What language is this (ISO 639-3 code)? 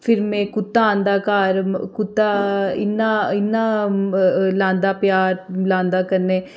doi